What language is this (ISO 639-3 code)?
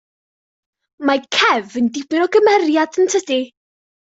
cym